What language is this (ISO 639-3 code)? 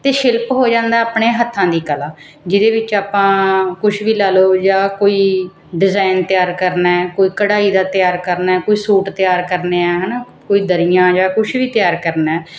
pan